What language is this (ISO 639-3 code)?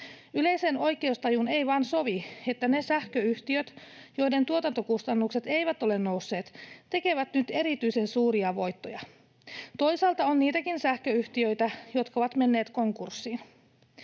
fin